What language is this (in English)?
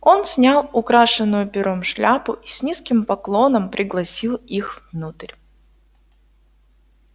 Russian